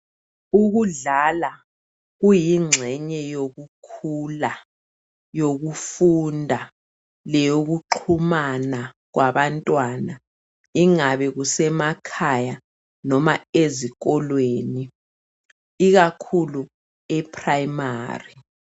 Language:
North Ndebele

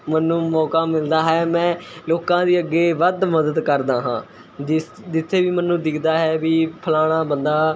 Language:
Punjabi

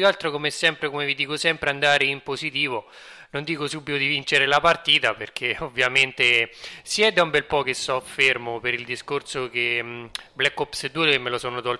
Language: Italian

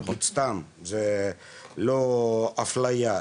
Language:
Hebrew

